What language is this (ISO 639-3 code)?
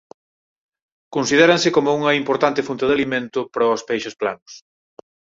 glg